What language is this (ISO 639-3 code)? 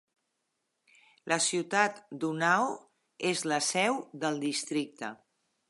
cat